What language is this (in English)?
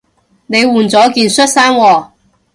Cantonese